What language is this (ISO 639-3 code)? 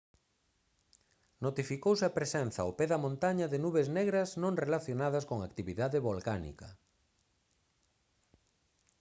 glg